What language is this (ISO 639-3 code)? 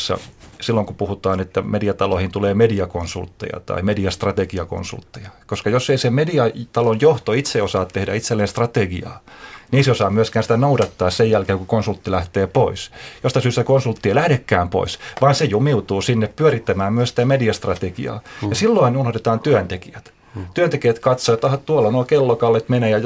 fin